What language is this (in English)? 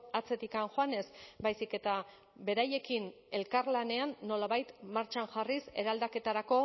Basque